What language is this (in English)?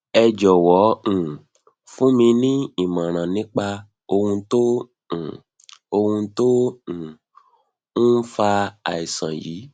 Yoruba